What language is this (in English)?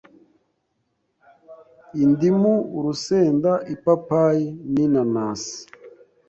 Kinyarwanda